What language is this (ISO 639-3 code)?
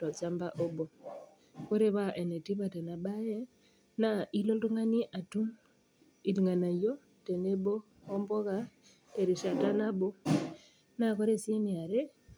mas